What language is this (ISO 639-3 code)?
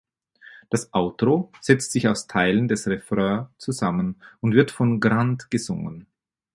deu